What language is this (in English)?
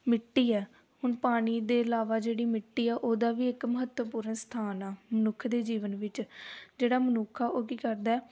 Punjabi